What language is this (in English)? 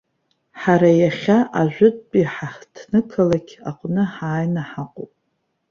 Abkhazian